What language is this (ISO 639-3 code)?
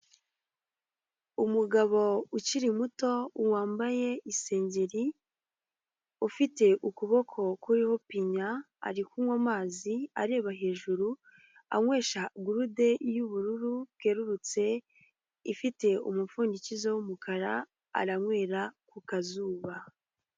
kin